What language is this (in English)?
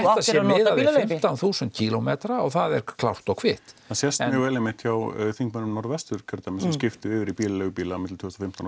Icelandic